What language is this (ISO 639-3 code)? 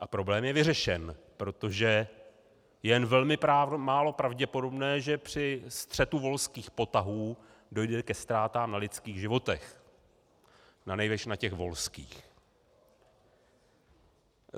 ces